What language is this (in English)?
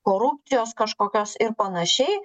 Lithuanian